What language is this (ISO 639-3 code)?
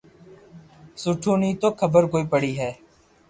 lrk